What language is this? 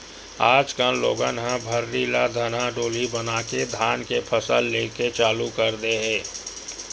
Chhattisgarhi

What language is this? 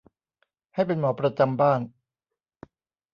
Thai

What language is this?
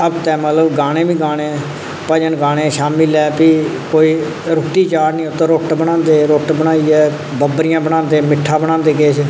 Dogri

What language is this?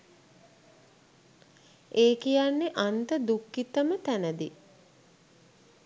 Sinhala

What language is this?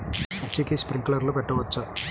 Telugu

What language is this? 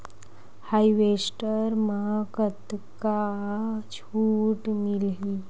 Chhattisgarhi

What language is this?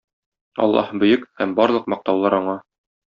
Tatar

